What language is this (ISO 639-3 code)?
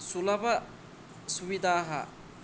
san